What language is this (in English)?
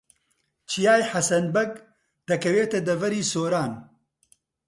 Central Kurdish